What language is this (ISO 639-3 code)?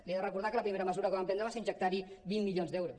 cat